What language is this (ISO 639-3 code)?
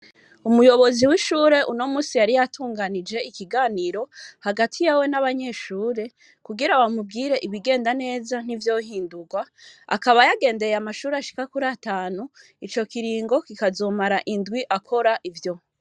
run